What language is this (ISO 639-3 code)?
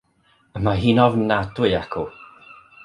cym